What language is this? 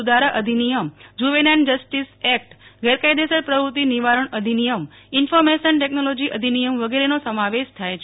Gujarati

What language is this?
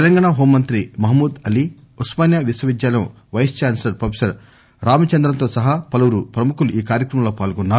Telugu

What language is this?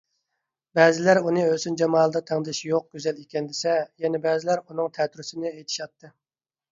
Uyghur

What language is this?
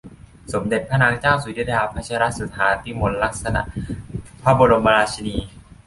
Thai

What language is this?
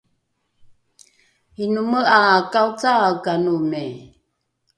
Rukai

